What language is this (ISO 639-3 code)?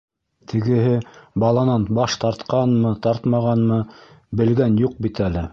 bak